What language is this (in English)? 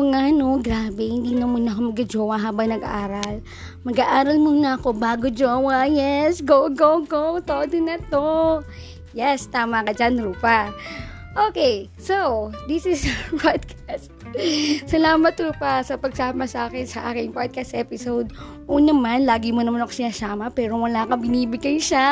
Filipino